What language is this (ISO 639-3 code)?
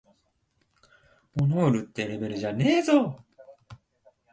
jpn